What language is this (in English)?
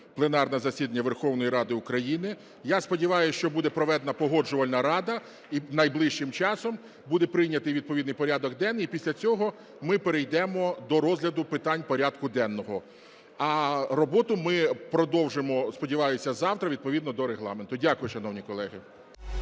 Ukrainian